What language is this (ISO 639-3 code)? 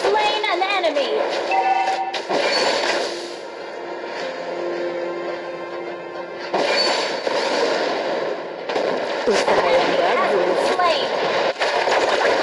ind